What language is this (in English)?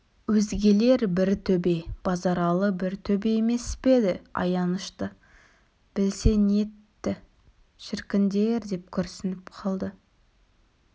Kazakh